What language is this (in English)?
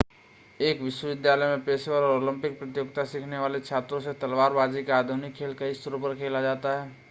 Hindi